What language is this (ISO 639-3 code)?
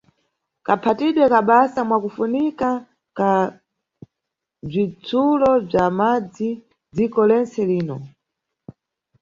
nyu